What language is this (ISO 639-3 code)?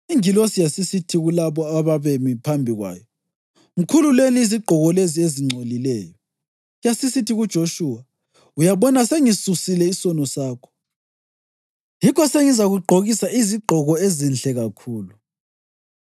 nde